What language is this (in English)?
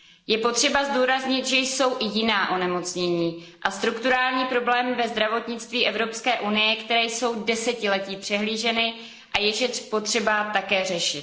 Czech